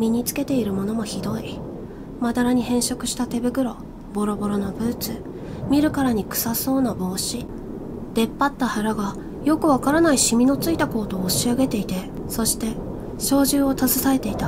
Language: Japanese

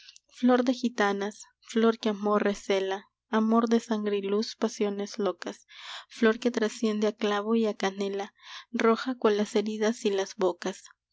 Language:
Spanish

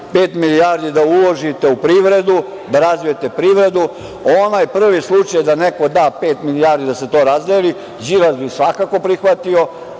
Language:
Serbian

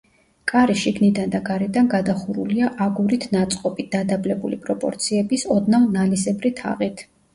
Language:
Georgian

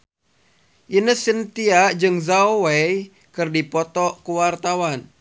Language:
Sundanese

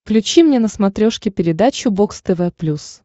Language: Russian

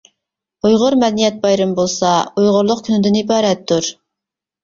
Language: Uyghur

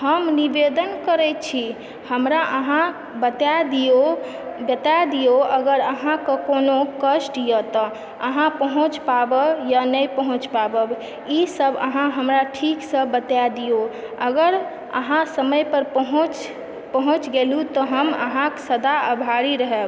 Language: Maithili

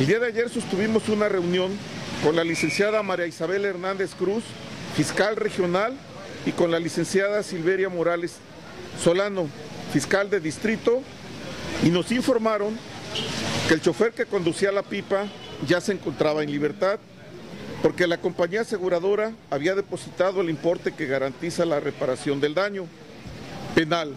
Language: Spanish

